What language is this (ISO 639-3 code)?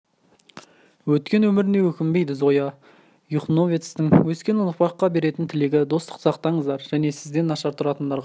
kaz